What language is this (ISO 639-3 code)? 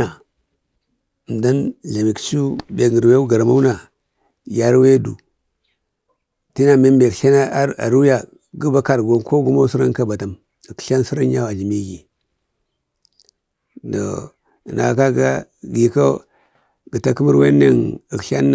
bde